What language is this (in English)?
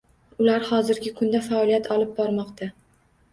Uzbek